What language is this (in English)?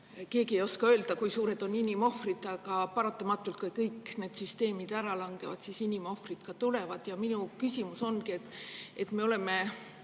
Estonian